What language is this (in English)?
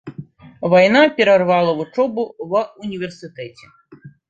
Belarusian